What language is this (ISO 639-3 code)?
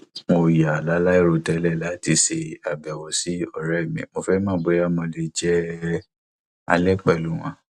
yor